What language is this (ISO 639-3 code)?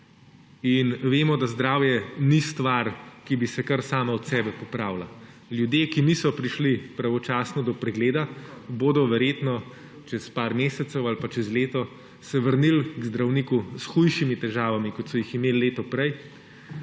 slv